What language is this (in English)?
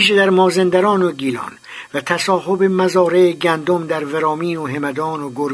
Persian